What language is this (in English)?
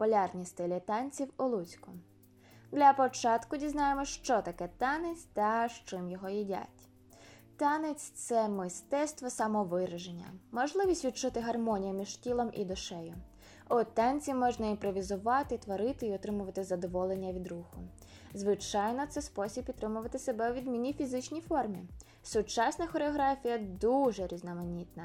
Ukrainian